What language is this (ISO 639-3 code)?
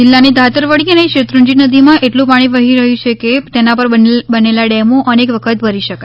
guj